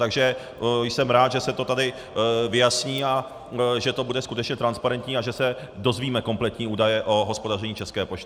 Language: Czech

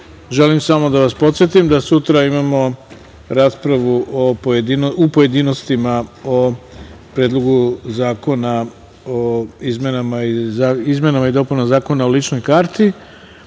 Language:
Serbian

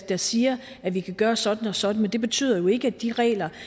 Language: Danish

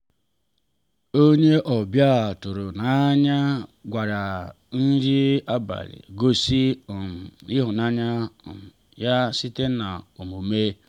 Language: Igbo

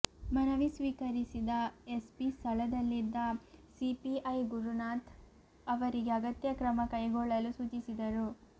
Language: Kannada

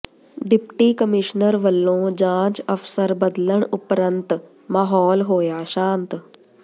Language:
Punjabi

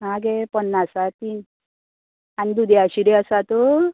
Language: Konkani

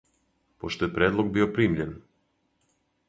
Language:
Serbian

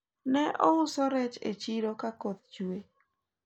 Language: Luo (Kenya and Tanzania)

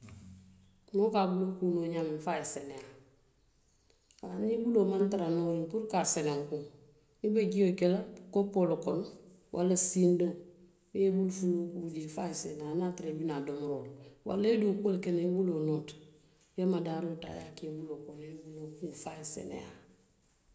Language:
Western Maninkakan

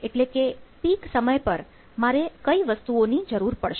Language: Gujarati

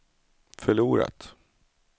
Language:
Swedish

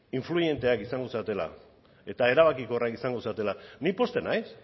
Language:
Basque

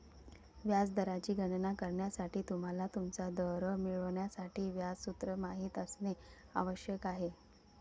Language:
Marathi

